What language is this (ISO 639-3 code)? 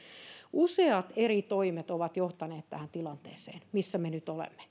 fin